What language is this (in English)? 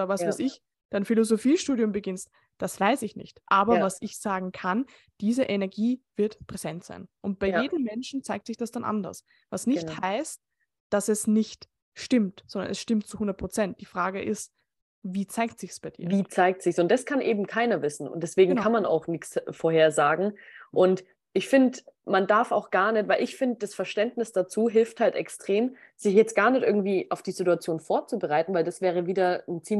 German